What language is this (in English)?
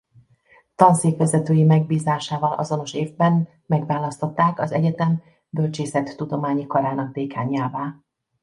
Hungarian